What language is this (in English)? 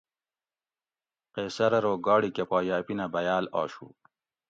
Gawri